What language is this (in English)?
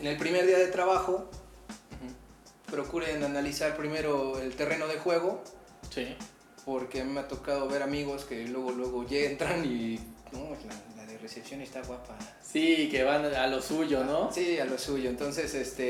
Spanish